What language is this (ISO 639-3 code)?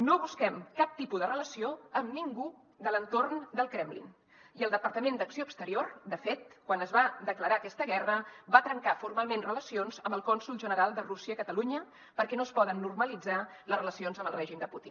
cat